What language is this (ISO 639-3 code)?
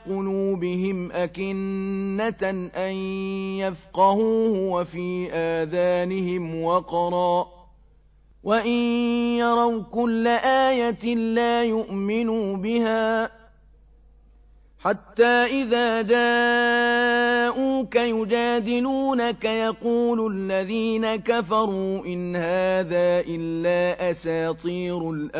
ara